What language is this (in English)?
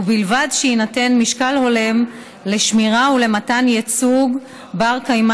Hebrew